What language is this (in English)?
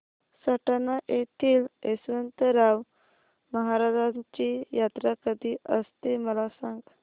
Marathi